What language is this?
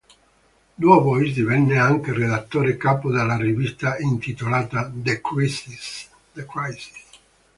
Italian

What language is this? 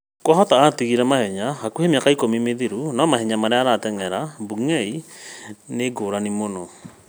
Kikuyu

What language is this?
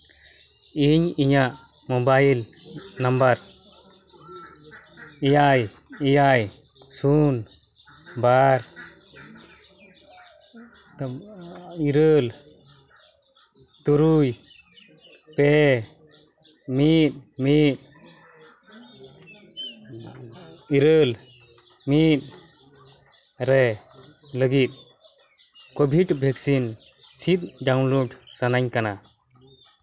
Santali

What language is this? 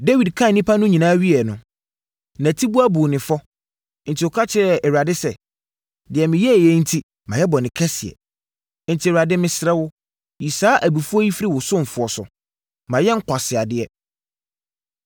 Akan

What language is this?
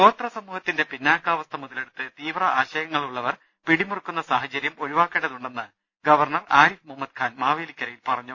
Malayalam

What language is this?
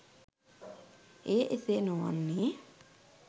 Sinhala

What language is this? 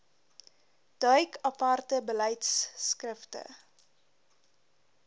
Afrikaans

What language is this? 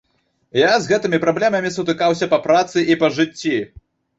Belarusian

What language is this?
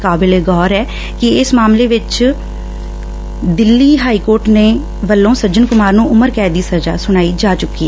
Punjabi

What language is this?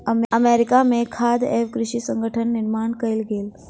Maithili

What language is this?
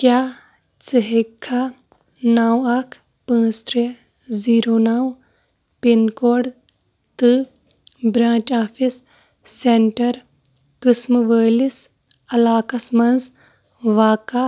Kashmiri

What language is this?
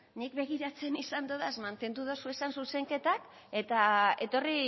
Basque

